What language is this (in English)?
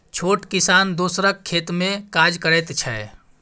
Maithili